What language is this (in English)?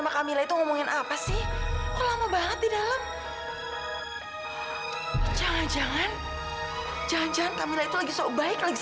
Indonesian